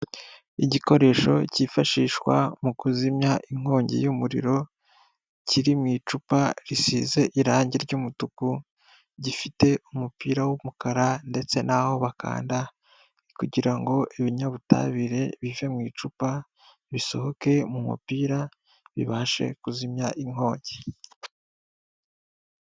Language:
Kinyarwanda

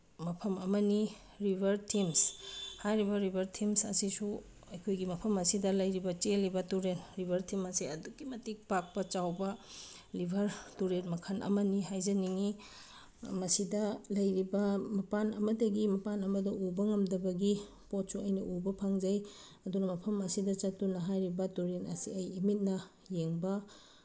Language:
Manipuri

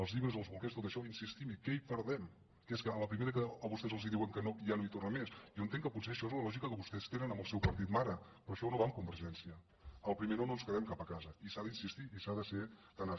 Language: Catalan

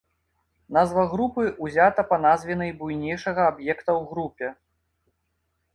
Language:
Belarusian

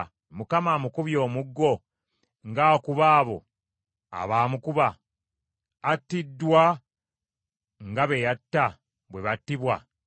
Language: Ganda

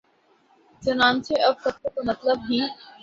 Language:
Urdu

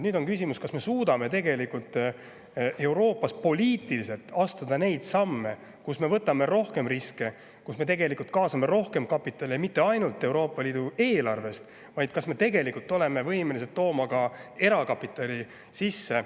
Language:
Estonian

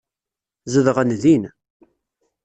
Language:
Kabyle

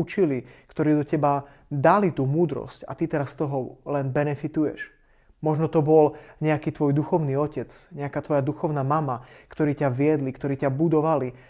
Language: Slovak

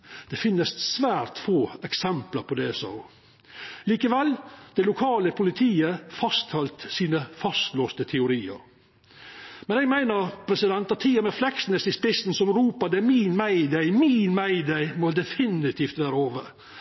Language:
Norwegian Nynorsk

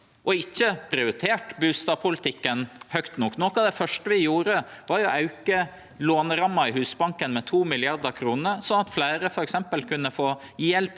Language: Norwegian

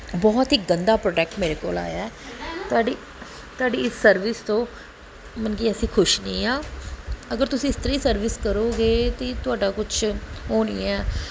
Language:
Punjabi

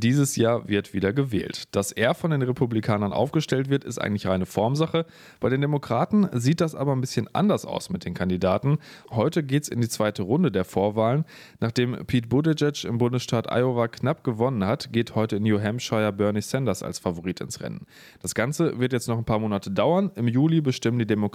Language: German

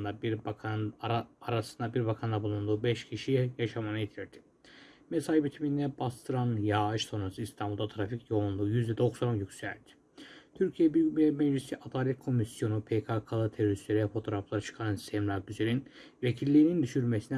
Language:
Turkish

